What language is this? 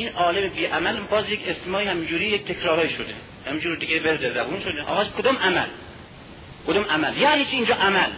Persian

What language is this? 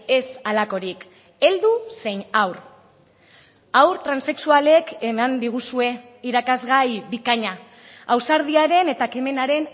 Basque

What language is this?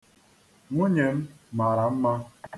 Igbo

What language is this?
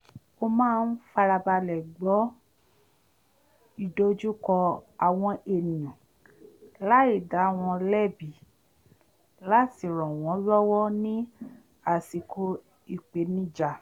Yoruba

